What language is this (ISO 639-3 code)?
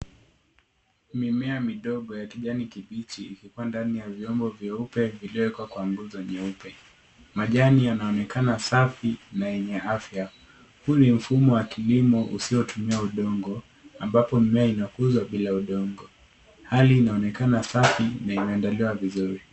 swa